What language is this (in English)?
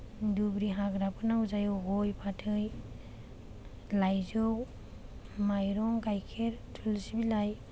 Bodo